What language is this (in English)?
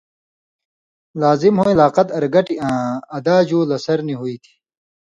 Indus Kohistani